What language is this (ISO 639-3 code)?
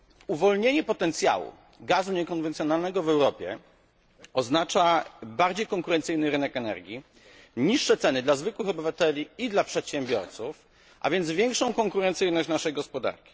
pol